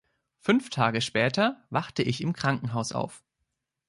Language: German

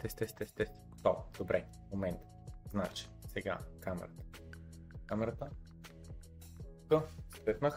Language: Bulgarian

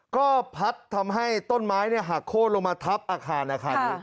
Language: Thai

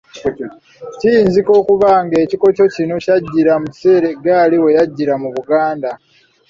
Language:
Ganda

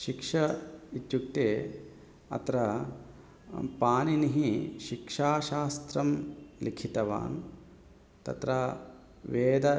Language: Sanskrit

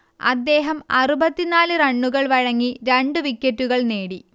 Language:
Malayalam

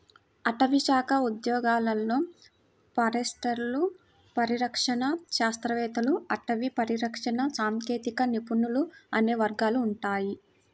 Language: Telugu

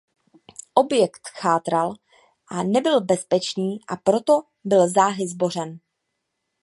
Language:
Czech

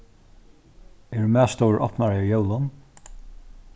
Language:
Faroese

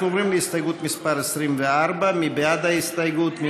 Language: Hebrew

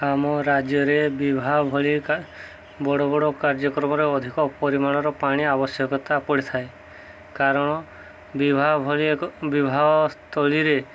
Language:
Odia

